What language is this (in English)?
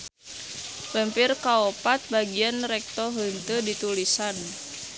Sundanese